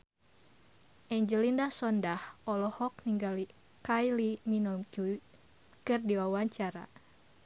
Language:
Sundanese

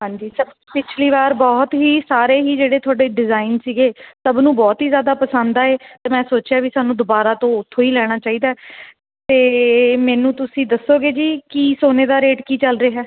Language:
Punjabi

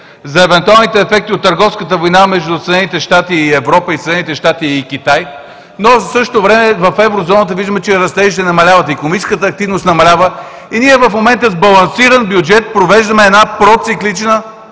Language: Bulgarian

